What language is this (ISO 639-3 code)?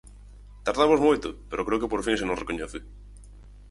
glg